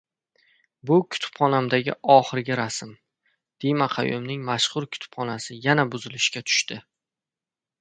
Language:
Uzbek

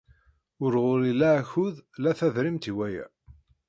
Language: Kabyle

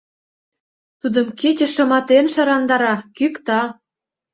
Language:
Mari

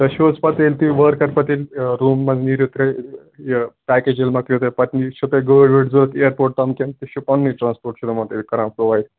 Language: Kashmiri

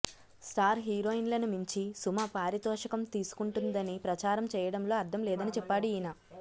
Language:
Telugu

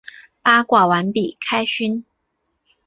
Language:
Chinese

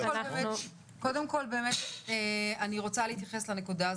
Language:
Hebrew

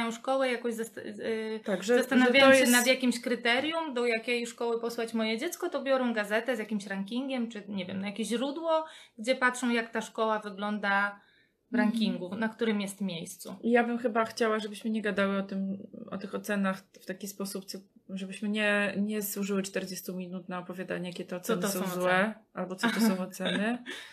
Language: Polish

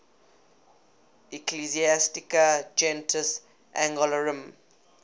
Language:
English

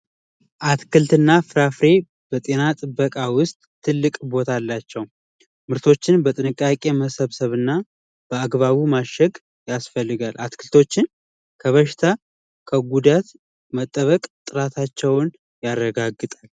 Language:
Amharic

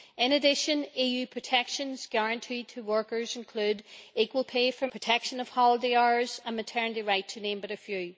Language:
English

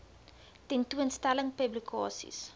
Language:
Afrikaans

